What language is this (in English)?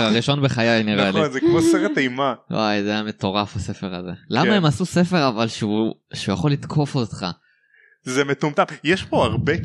Hebrew